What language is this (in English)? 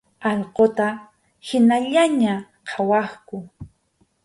Arequipa-La Unión Quechua